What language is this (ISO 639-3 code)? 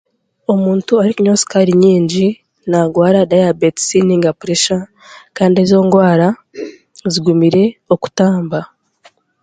cgg